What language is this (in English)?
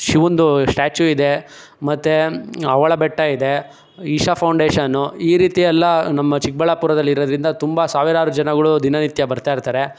Kannada